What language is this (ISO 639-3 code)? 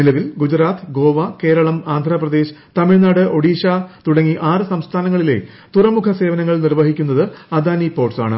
mal